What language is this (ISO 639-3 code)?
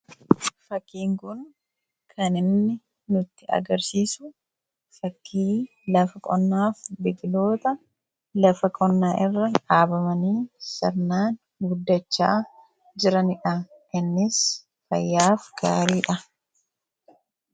orm